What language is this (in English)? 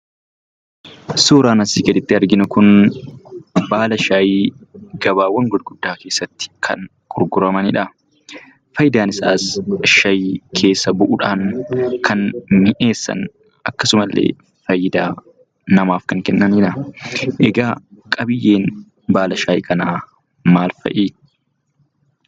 Oromo